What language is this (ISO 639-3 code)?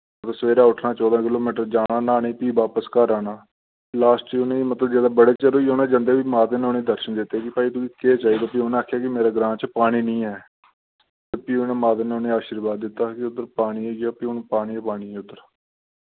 doi